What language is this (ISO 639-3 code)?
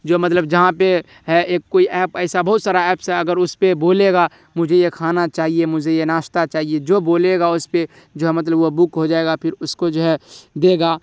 urd